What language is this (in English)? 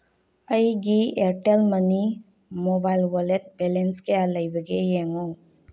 Manipuri